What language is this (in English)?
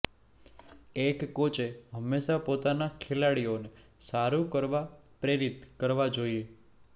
Gujarati